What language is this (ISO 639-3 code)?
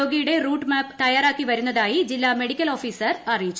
mal